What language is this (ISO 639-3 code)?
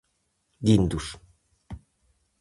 glg